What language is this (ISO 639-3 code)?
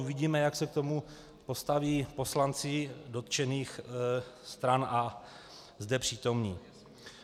ces